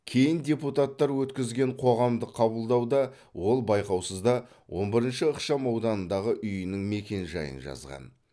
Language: Kazakh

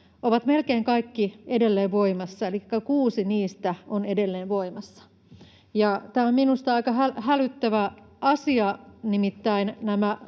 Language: Finnish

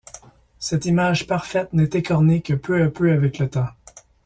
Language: French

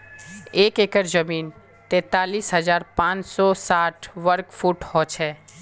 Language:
Magahi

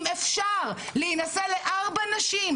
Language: Hebrew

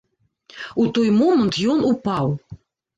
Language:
Belarusian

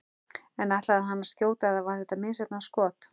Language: Icelandic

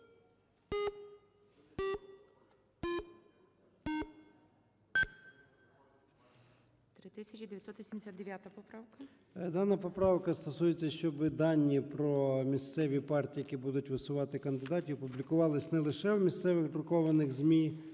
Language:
Ukrainian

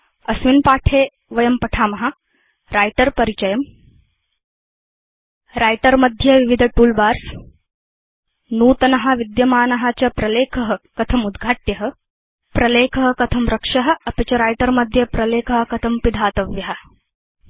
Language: Sanskrit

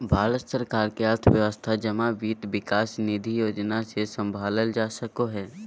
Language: Magahi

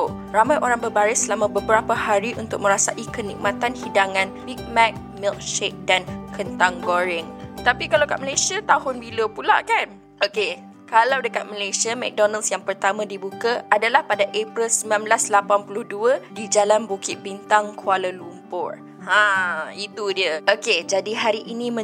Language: Malay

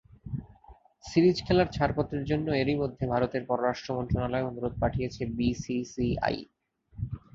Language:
Bangla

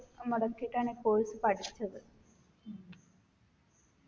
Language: Malayalam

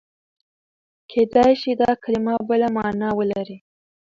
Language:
Pashto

